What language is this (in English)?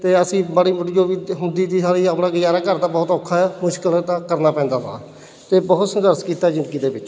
Punjabi